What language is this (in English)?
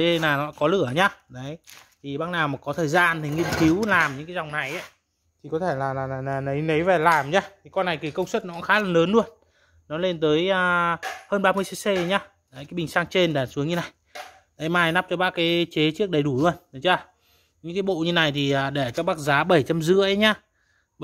Vietnamese